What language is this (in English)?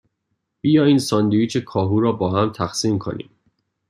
Persian